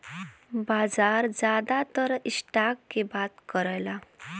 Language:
Bhojpuri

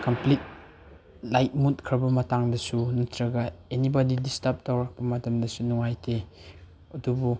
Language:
Manipuri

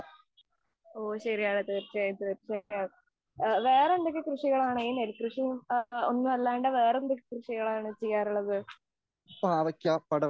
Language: Malayalam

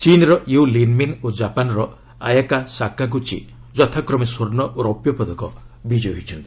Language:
Odia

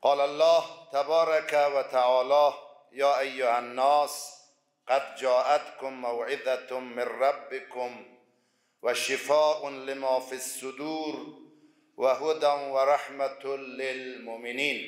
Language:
Persian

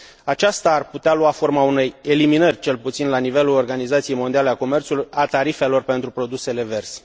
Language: Romanian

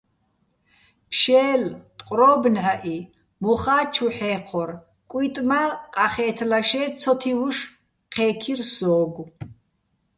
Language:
Bats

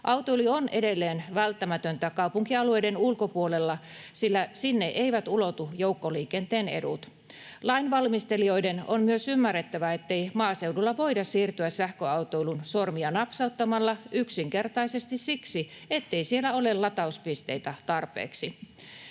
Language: Finnish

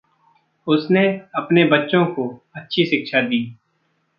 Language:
Hindi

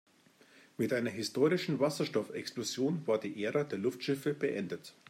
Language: German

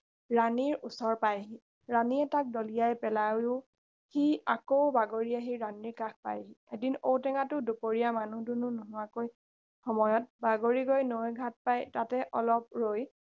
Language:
Assamese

